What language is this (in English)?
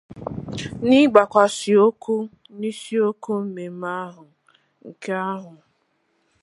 Igbo